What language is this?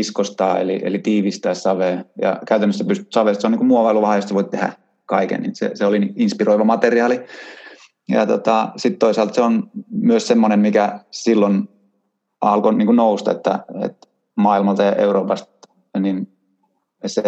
Finnish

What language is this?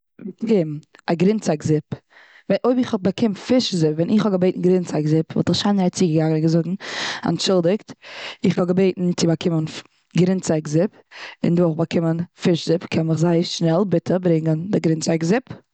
Yiddish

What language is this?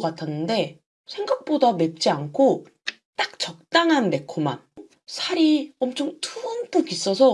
Korean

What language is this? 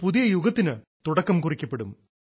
Malayalam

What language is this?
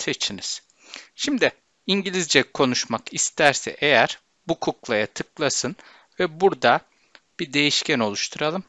Turkish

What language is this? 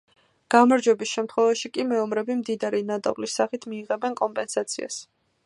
Georgian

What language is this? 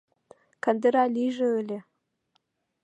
Mari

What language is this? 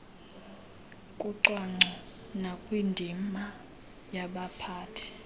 Xhosa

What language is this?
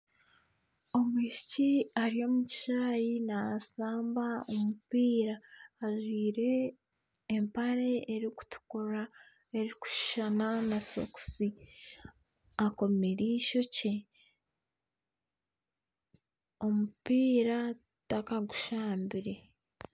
Nyankole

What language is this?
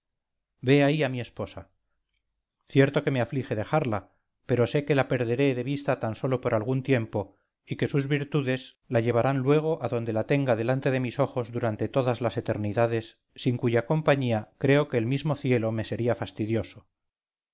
Spanish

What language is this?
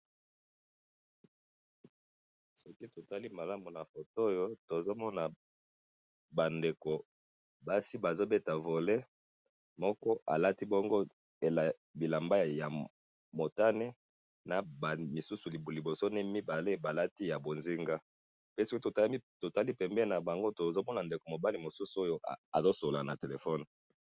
Lingala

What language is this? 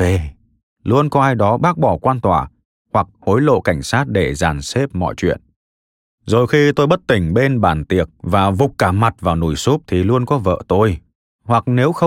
Vietnamese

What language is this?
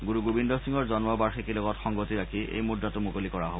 Assamese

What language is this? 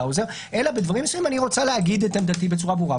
Hebrew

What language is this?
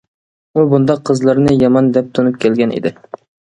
Uyghur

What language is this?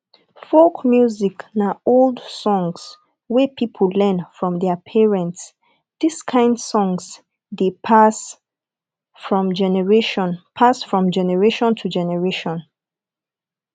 Nigerian Pidgin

